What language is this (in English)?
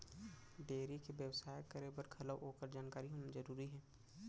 Chhattisgarhi